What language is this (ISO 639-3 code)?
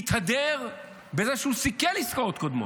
heb